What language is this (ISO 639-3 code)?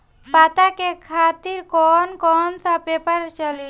bho